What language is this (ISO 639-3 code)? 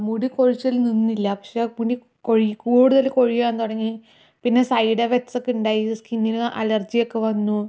mal